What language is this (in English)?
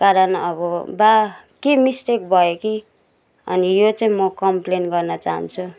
Nepali